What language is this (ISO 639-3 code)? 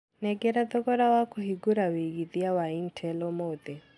kik